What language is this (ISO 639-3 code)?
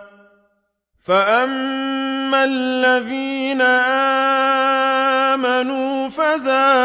ara